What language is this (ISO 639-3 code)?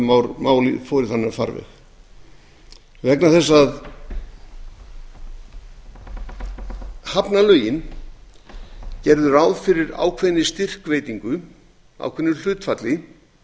isl